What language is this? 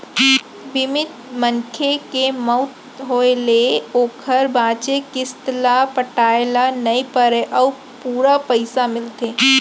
Chhattisgarhi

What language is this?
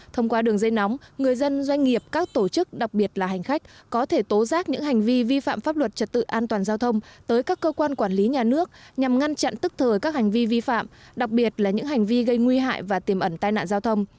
Vietnamese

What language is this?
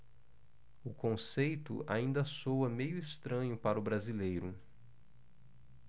Portuguese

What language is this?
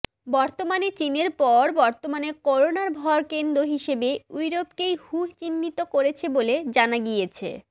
Bangla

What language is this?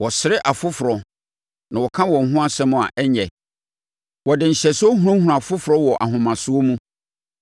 Akan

